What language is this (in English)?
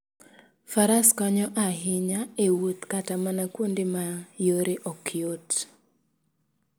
Luo (Kenya and Tanzania)